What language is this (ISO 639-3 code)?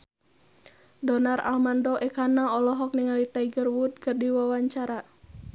sun